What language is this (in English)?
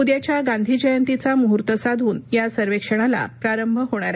Marathi